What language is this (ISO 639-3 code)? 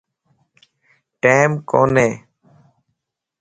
lss